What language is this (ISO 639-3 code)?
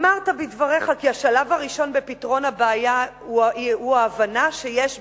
heb